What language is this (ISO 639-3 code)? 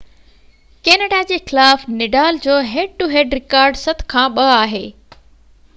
snd